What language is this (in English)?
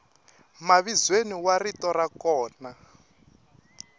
Tsonga